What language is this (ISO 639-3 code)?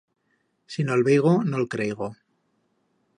arg